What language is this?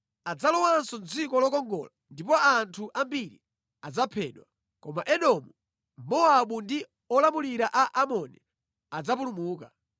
Nyanja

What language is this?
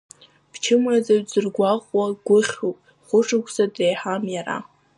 Abkhazian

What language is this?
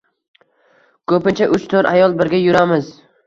Uzbek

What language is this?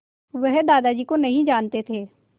Hindi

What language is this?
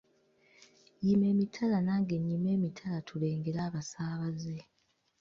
Ganda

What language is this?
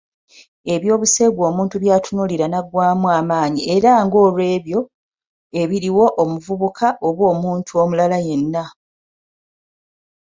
Ganda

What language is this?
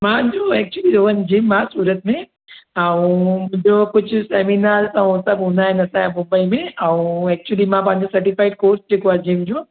Sindhi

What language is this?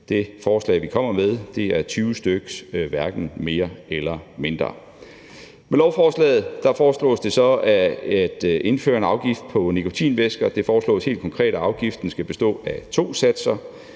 Danish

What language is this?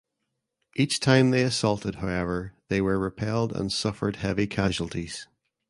English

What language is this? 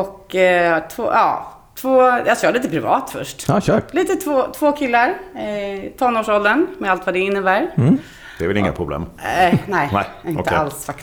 Swedish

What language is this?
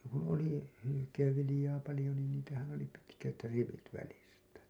Finnish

